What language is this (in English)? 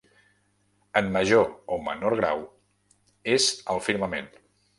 Catalan